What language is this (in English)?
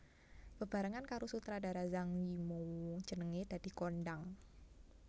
Javanese